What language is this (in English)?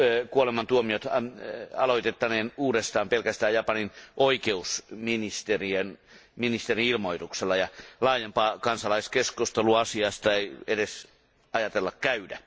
Finnish